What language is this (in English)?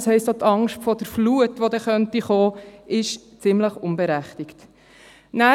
Swiss German